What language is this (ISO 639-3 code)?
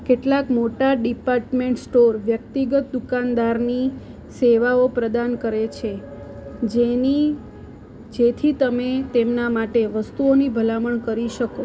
guj